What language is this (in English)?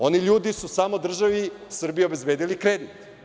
Serbian